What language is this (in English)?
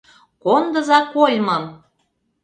Mari